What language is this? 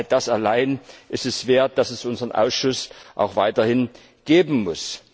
German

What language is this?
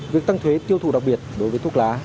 Vietnamese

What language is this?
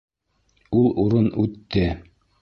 Bashkir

